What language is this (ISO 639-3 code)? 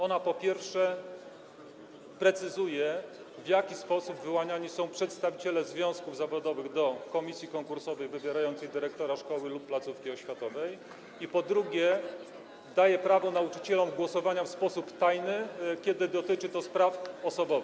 pol